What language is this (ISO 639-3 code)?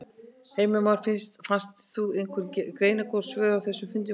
isl